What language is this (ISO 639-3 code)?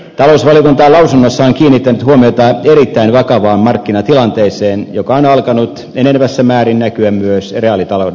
fin